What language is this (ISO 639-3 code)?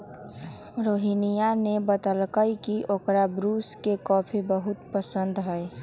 mag